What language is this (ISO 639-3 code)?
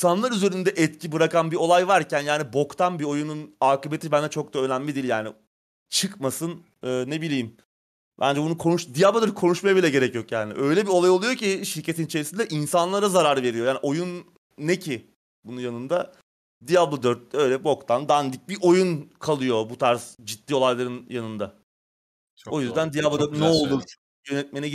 tur